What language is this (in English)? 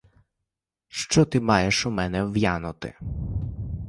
Ukrainian